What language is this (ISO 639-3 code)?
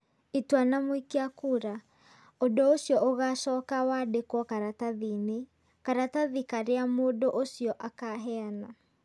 kik